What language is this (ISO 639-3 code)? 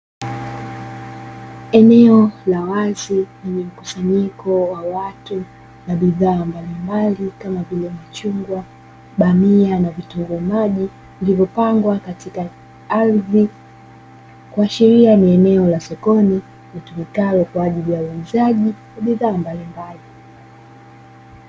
swa